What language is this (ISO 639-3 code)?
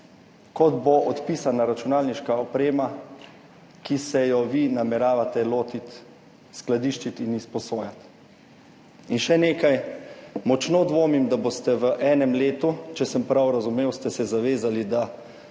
slv